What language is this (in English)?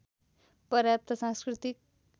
Nepali